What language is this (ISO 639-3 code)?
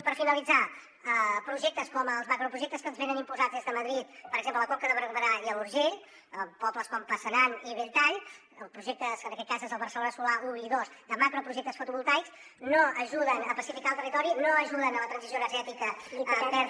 cat